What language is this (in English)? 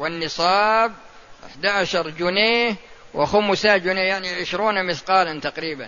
Arabic